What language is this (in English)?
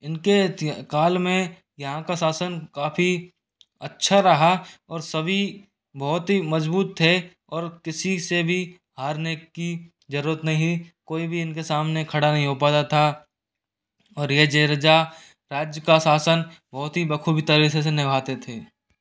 Hindi